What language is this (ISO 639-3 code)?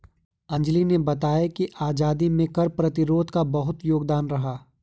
hin